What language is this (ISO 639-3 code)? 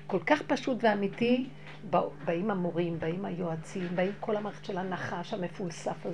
heb